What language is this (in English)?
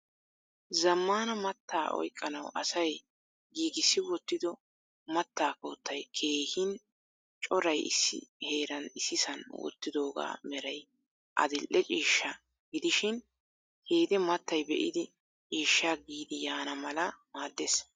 Wolaytta